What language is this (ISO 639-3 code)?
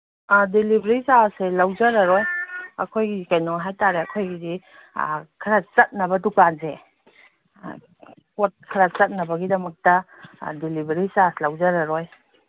mni